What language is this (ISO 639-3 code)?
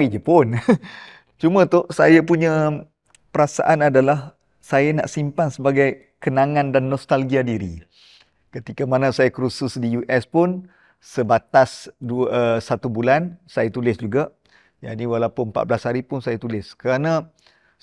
msa